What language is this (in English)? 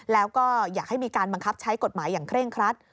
Thai